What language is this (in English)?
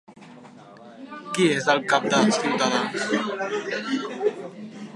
Catalan